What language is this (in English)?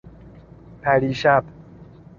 Persian